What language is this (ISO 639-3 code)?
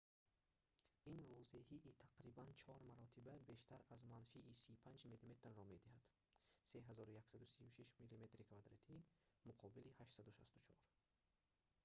tgk